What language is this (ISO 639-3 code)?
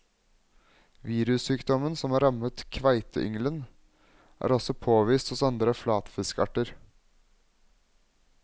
nor